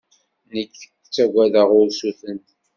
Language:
Kabyle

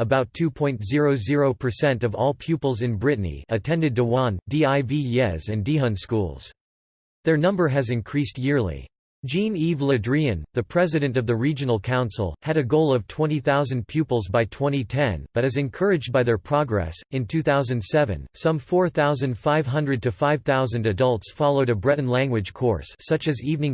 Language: English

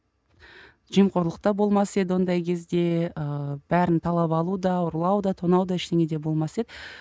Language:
Kazakh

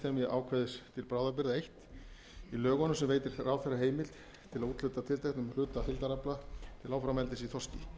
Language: Icelandic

